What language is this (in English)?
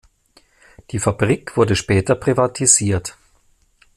German